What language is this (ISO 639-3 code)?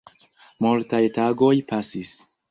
epo